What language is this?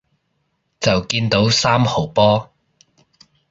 Cantonese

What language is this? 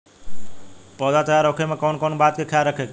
Bhojpuri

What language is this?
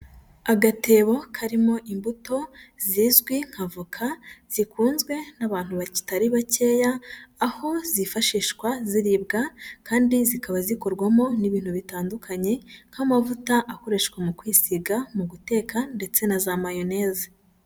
Kinyarwanda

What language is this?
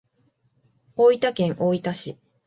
Japanese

